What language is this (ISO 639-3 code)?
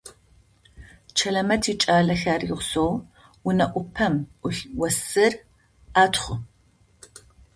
ady